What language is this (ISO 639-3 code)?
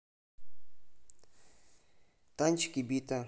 rus